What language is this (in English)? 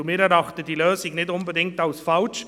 Swiss German